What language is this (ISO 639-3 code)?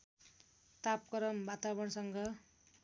nep